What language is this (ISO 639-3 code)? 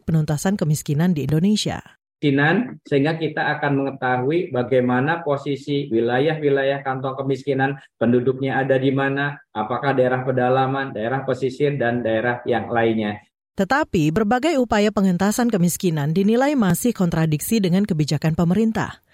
ind